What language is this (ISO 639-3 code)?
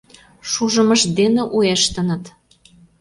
chm